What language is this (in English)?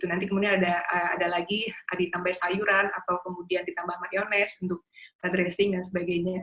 Indonesian